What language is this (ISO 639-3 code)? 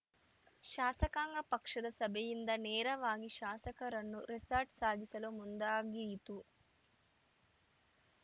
kan